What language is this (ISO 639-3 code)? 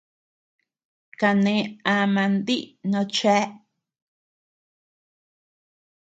cux